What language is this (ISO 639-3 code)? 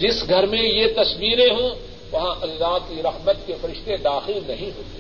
urd